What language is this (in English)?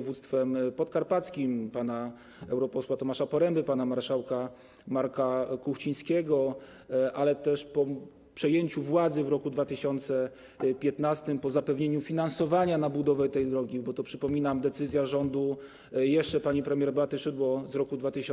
Polish